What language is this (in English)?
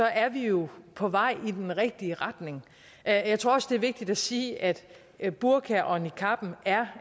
Danish